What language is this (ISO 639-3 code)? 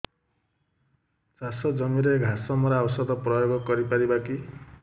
ori